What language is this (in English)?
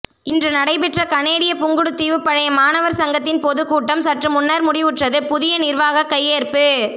Tamil